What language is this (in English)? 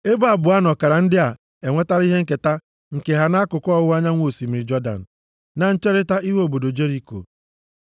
Igbo